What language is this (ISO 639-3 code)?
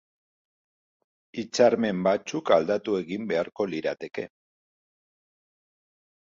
eus